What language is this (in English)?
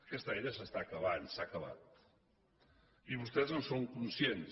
Catalan